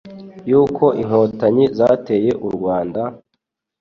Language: Kinyarwanda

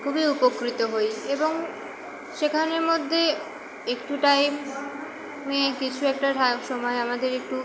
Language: Bangla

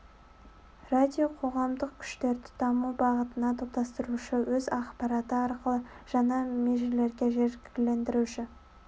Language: Kazakh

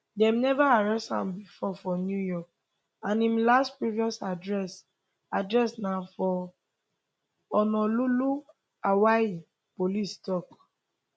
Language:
Nigerian Pidgin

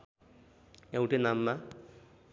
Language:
Nepali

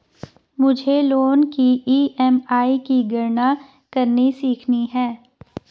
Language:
Hindi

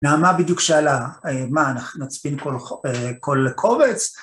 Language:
Hebrew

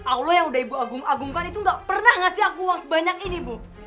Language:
Indonesian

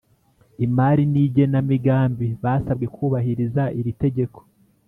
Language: Kinyarwanda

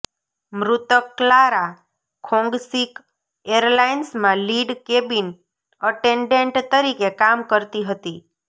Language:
Gujarati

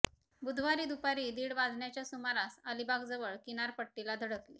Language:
Marathi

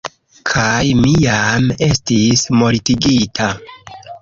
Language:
Esperanto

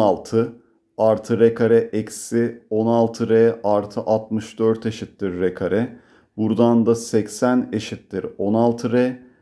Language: Turkish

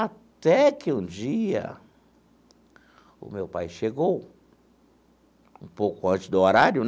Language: Portuguese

